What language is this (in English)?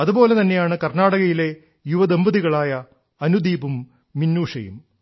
Malayalam